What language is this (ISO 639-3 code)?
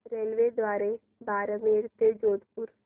mar